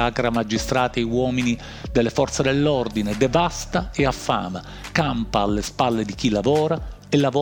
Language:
Italian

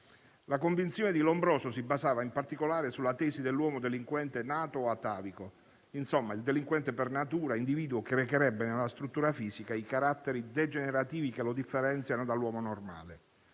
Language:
Italian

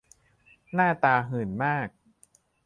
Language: Thai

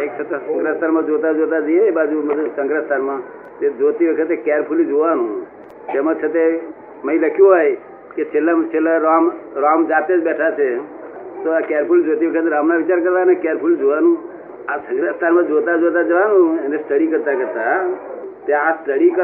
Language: Gujarati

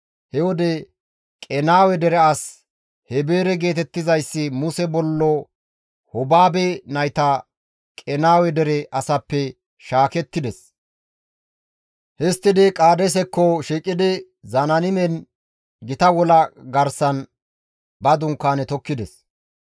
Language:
Gamo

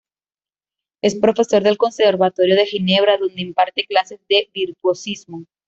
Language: Spanish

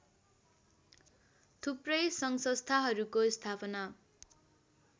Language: Nepali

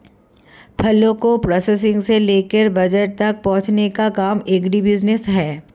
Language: Hindi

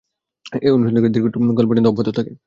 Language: Bangla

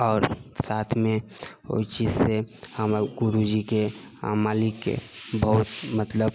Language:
Maithili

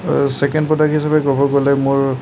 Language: Assamese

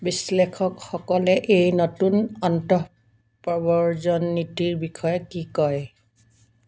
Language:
Assamese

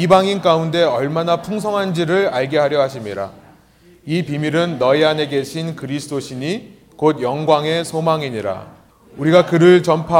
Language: Korean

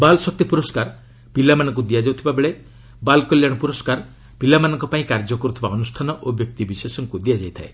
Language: Odia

